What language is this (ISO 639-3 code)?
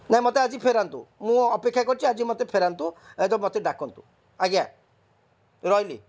ori